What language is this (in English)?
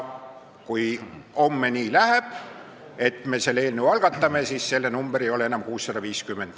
Estonian